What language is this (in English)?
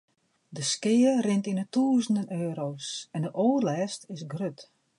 Western Frisian